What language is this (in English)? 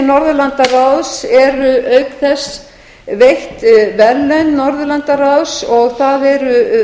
Icelandic